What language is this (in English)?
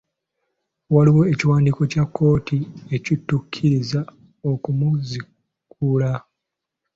Ganda